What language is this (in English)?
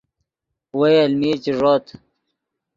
Yidgha